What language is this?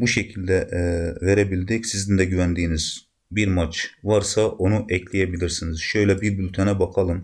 Turkish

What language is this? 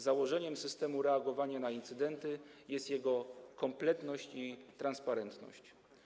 Polish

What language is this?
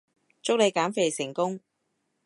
Cantonese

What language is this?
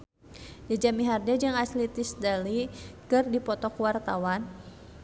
Sundanese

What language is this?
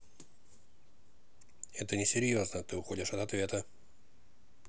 Russian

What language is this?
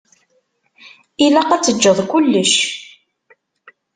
Kabyle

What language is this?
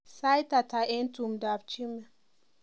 Kalenjin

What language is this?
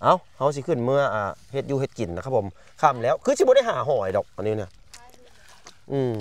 Thai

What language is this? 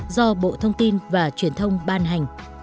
Vietnamese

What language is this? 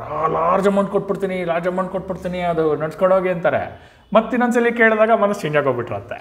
Kannada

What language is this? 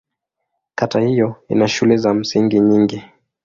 Swahili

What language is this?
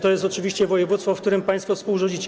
Polish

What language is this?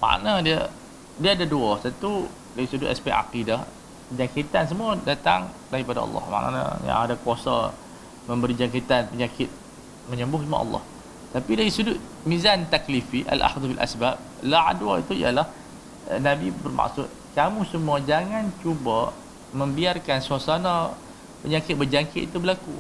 Malay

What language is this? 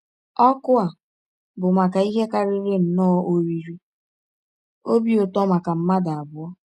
Igbo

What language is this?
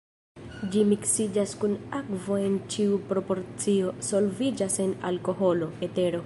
Esperanto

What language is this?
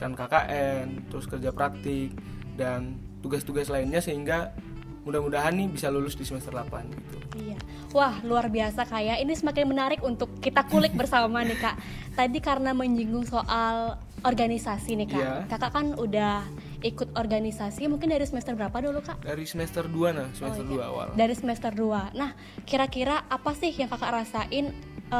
Indonesian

